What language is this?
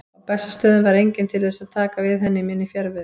Icelandic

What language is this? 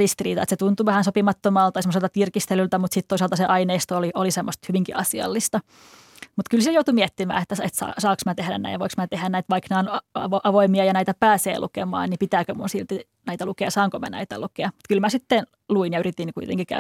Finnish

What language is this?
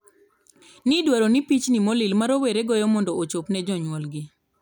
Luo (Kenya and Tanzania)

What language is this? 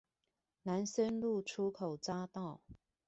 Chinese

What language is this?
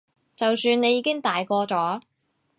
Cantonese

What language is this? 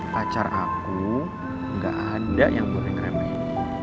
Indonesian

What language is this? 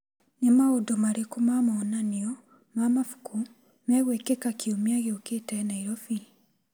Kikuyu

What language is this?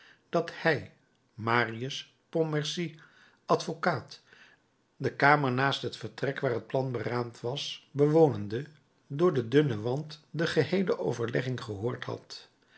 Dutch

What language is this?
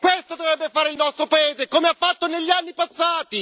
Italian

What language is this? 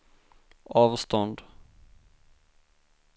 Swedish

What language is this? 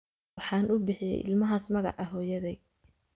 Somali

